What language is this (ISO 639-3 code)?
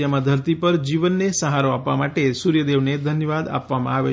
guj